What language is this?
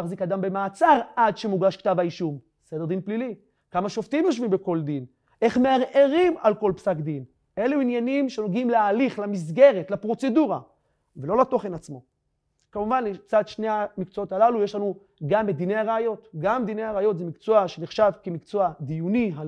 Hebrew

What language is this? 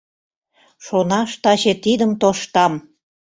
Mari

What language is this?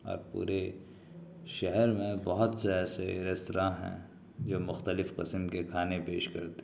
Urdu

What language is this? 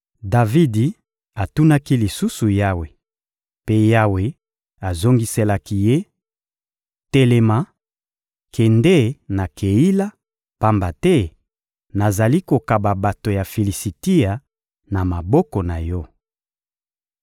Lingala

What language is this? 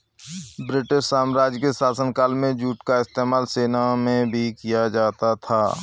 Hindi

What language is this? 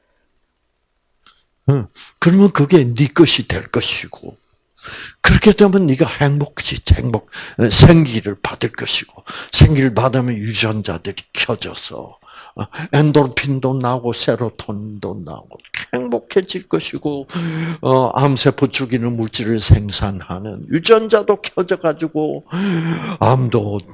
Korean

